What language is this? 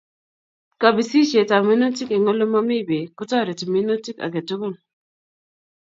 Kalenjin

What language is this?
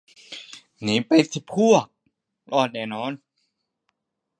Thai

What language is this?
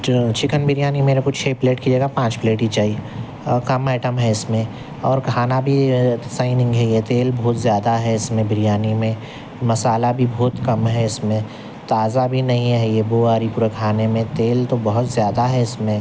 Urdu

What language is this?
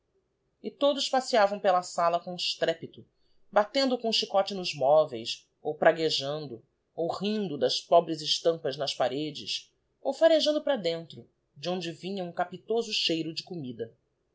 Portuguese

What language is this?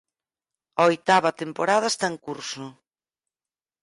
Galician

